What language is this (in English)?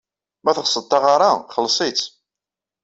Kabyle